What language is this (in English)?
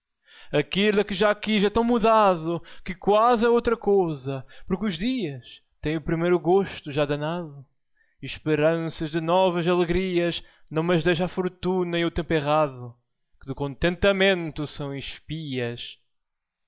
Portuguese